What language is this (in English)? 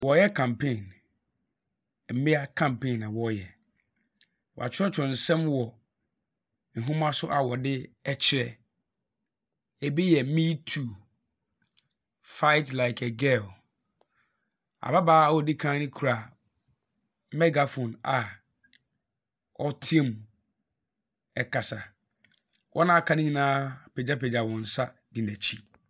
Akan